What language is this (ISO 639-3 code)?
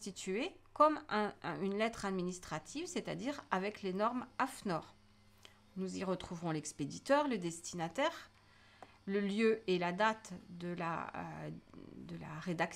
fra